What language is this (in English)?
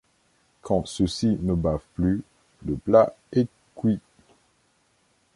French